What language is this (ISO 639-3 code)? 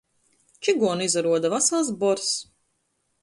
ltg